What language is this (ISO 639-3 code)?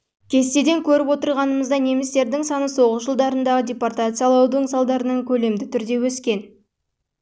kaz